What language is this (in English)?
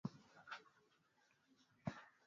Swahili